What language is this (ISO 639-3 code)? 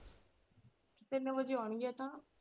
pan